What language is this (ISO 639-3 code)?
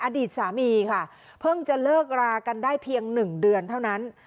tha